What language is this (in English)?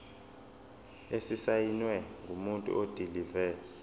Zulu